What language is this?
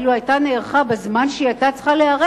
Hebrew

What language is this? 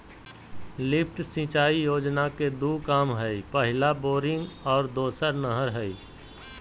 Magahi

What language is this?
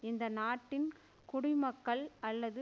Tamil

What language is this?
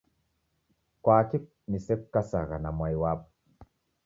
Taita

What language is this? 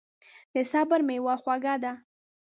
Pashto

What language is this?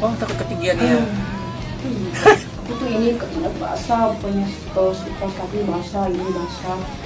Indonesian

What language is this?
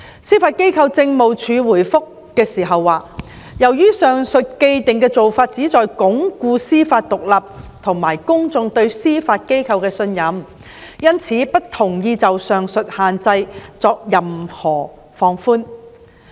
Cantonese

